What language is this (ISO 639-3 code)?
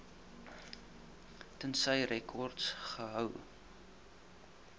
afr